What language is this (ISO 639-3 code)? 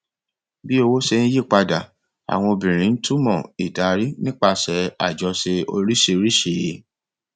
yor